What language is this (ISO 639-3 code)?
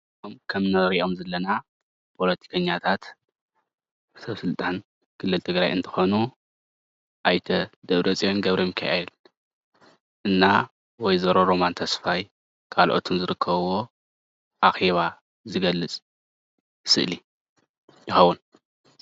tir